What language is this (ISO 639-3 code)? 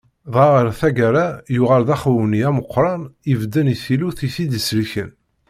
kab